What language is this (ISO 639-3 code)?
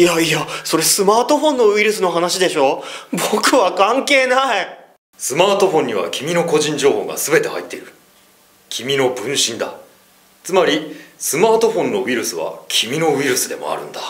jpn